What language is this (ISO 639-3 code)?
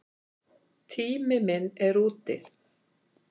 isl